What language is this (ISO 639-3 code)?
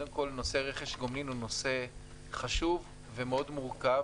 heb